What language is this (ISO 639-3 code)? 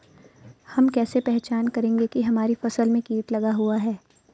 hin